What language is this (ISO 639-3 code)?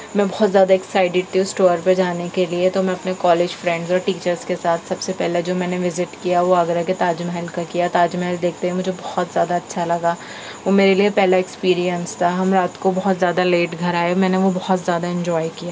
urd